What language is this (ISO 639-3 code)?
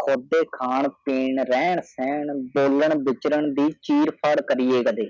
pan